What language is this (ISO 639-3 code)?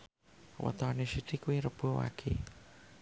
jav